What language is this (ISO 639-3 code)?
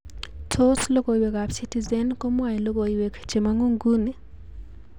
kln